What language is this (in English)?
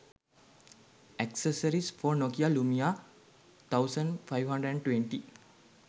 Sinhala